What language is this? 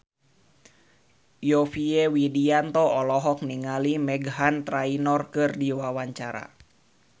Sundanese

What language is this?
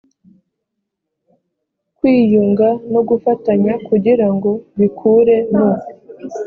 Kinyarwanda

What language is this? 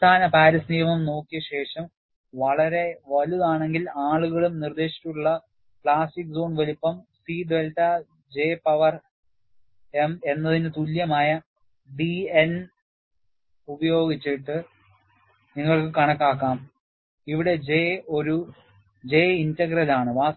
Malayalam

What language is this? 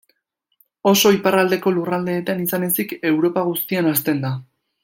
Basque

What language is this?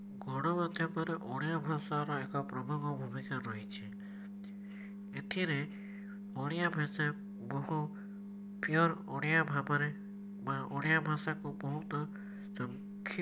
Odia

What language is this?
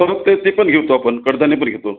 Marathi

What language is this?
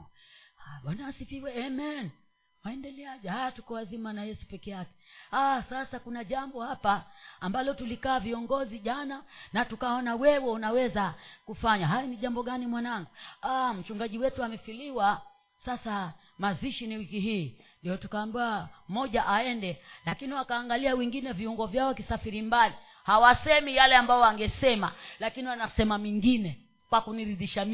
Swahili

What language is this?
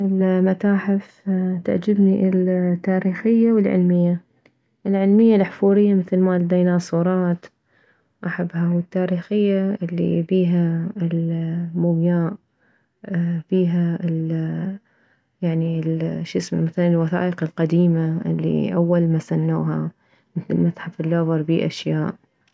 Mesopotamian Arabic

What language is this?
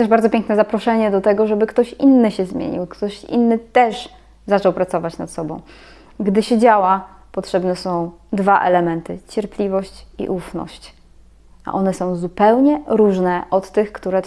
Polish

